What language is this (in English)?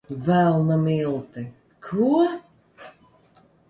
Latvian